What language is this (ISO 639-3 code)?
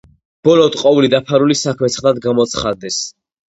kat